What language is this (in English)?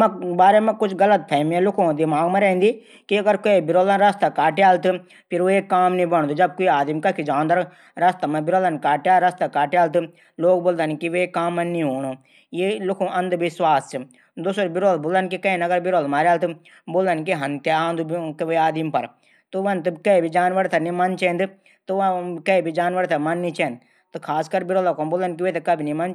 Garhwali